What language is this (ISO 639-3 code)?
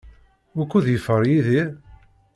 kab